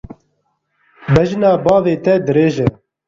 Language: Kurdish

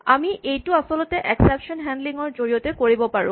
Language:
Assamese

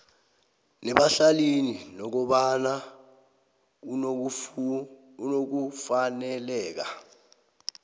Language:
South Ndebele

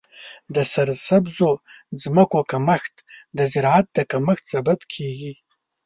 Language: Pashto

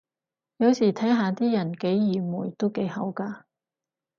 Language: Cantonese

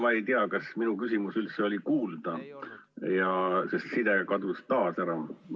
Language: Estonian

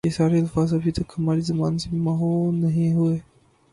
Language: Urdu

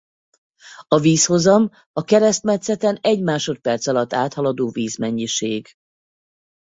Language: Hungarian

